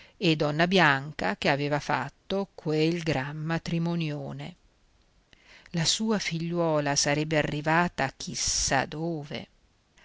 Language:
Italian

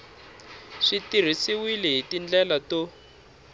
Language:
Tsonga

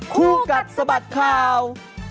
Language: Thai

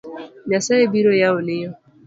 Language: Luo (Kenya and Tanzania)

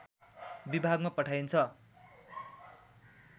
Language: Nepali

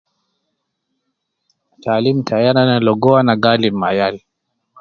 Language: Nubi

